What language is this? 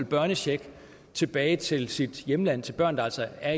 Danish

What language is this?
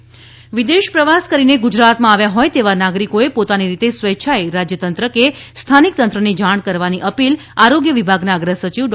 Gujarati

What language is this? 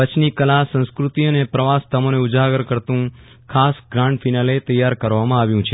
Gujarati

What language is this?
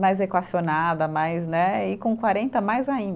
Portuguese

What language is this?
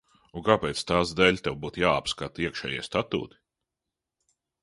Latvian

